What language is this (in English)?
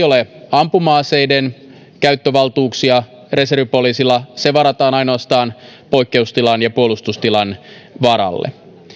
Finnish